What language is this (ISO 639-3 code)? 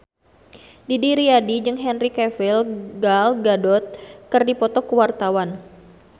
sun